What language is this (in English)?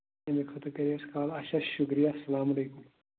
Kashmiri